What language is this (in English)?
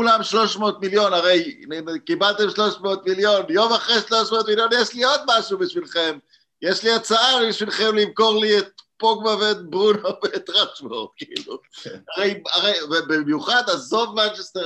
Hebrew